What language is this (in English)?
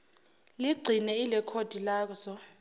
Zulu